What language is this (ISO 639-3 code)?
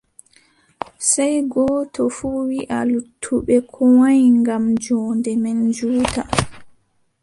fub